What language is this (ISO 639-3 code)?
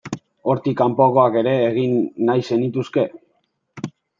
eus